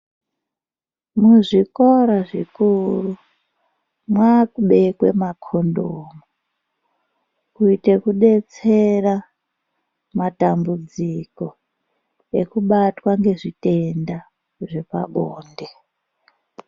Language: Ndau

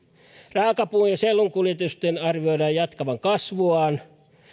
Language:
Finnish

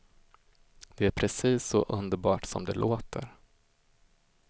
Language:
Swedish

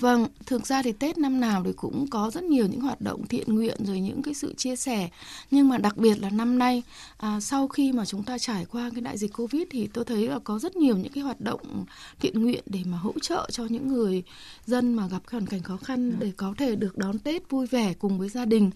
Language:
Vietnamese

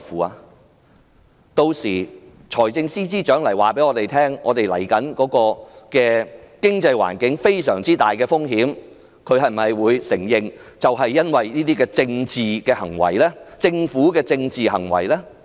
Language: Cantonese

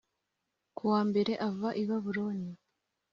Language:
Kinyarwanda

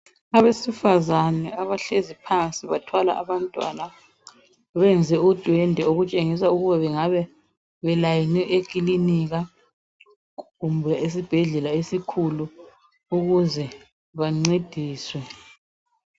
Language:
North Ndebele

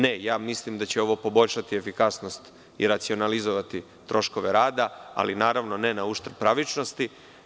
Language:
Serbian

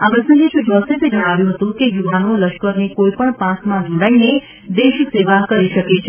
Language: Gujarati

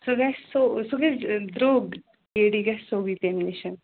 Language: Kashmiri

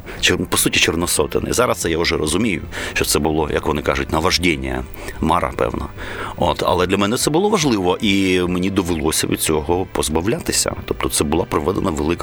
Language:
Ukrainian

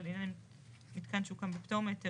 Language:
Hebrew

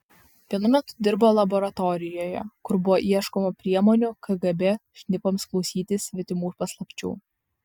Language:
Lithuanian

